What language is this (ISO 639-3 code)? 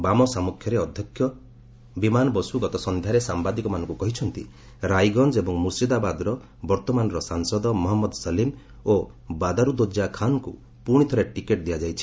ori